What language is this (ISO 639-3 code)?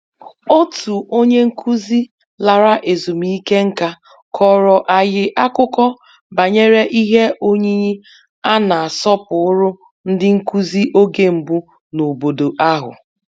ibo